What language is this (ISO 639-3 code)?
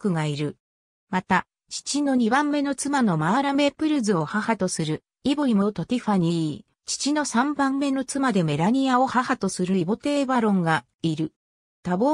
jpn